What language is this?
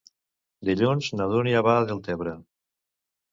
Catalan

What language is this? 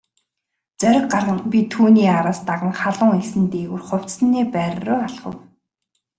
Mongolian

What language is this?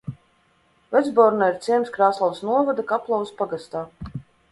Latvian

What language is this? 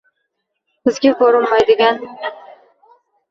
Uzbek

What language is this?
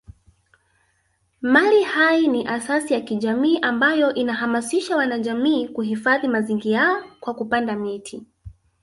Swahili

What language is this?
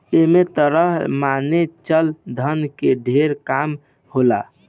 Bhojpuri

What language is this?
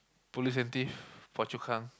English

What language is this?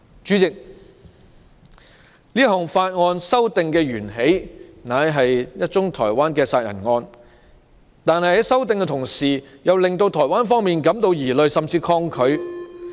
Cantonese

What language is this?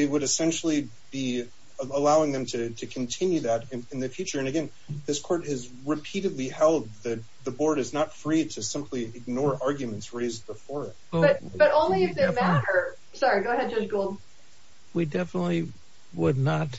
English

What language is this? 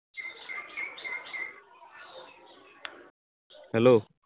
Assamese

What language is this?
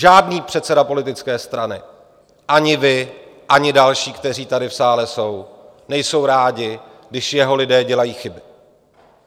Czech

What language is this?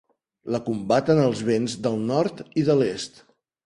Catalan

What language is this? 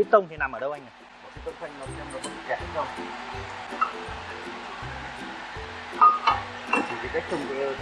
Vietnamese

